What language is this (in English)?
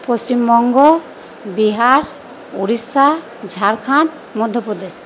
Bangla